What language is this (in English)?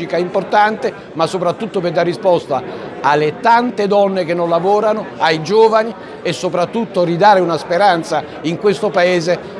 Italian